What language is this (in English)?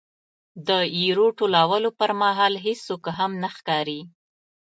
Pashto